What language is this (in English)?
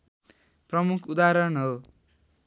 Nepali